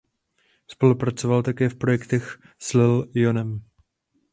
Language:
Czech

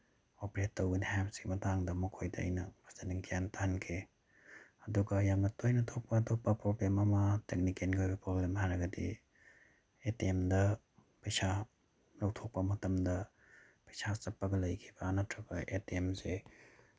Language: Manipuri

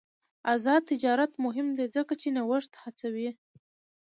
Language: Pashto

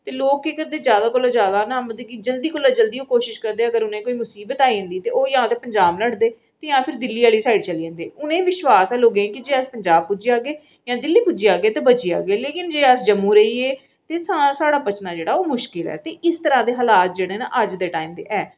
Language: Dogri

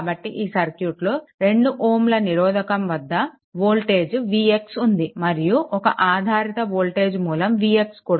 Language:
Telugu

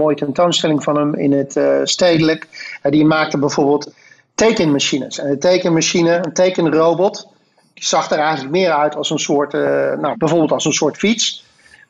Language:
Dutch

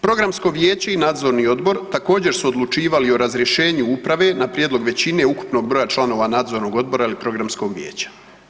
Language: Croatian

